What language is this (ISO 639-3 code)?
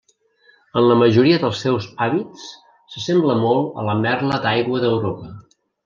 cat